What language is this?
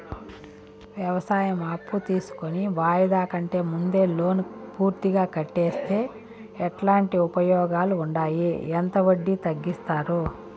Telugu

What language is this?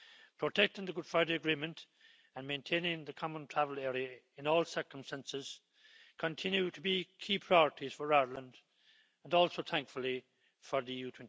English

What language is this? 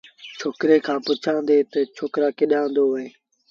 Sindhi Bhil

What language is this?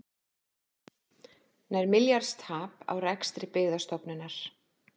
Icelandic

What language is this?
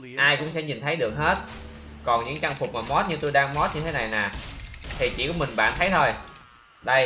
Vietnamese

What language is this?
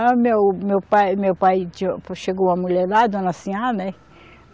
Portuguese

